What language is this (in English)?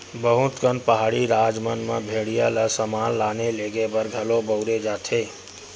Chhattisgarhi